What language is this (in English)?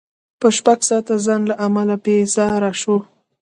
Pashto